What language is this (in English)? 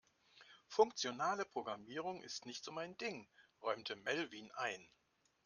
German